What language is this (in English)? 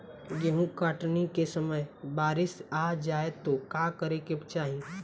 Bhojpuri